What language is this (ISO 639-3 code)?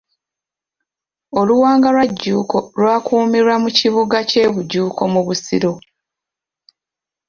lug